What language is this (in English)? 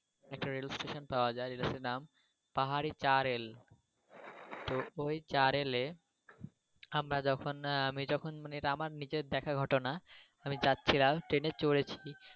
Bangla